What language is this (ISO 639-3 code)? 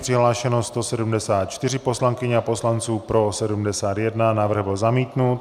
ces